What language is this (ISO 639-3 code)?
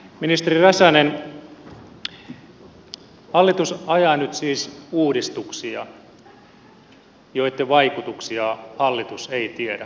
fin